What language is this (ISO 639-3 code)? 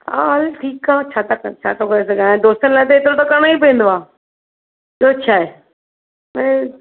snd